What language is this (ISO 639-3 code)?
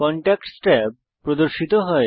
ben